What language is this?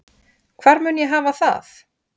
Icelandic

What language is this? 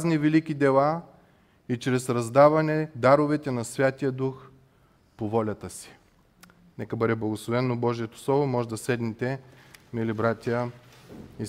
Bulgarian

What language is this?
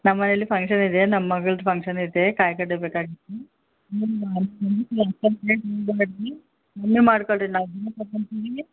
Kannada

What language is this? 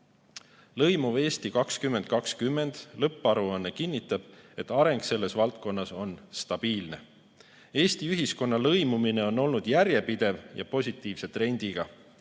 Estonian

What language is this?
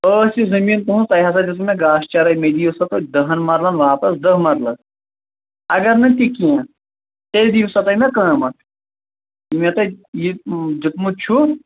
Kashmiri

